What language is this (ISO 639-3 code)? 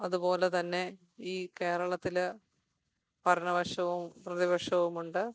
mal